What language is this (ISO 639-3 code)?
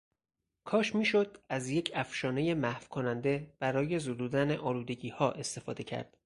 fas